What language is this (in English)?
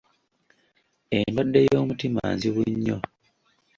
Ganda